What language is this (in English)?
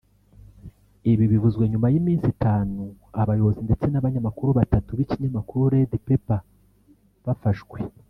Kinyarwanda